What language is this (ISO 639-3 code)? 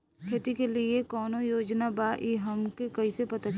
bho